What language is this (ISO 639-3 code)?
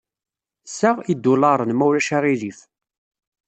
kab